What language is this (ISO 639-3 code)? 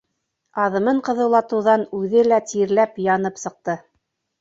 bak